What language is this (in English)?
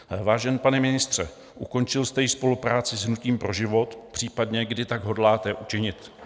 Czech